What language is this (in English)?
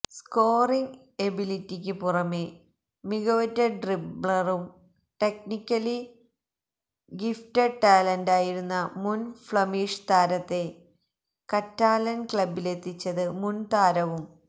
Malayalam